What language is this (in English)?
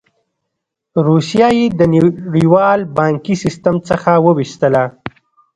Pashto